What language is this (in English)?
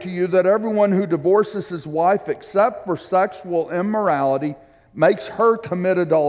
English